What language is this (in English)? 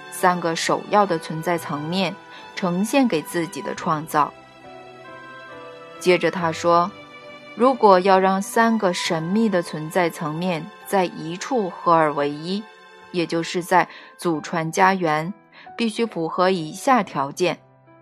Chinese